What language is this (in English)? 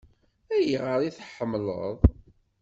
Kabyle